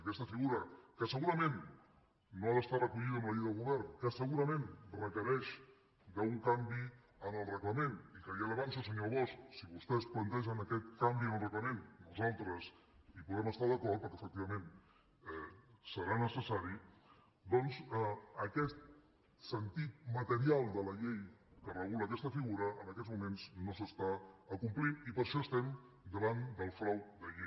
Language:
Catalan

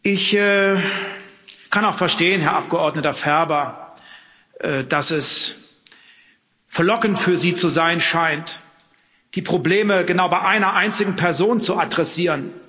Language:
German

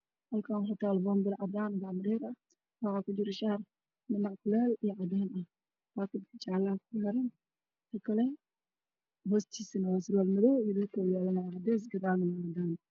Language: Somali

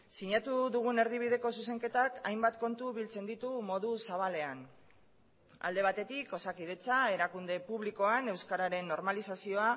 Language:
Basque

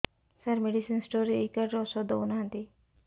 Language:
Odia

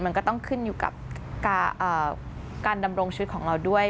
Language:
Thai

